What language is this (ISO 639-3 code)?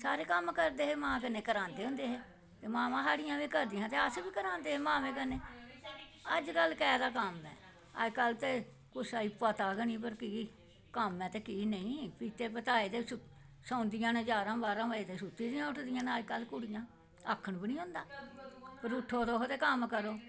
doi